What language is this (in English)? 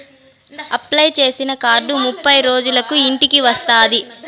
Telugu